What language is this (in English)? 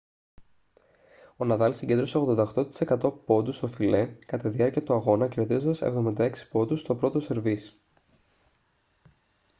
Greek